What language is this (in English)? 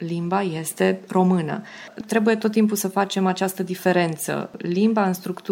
Romanian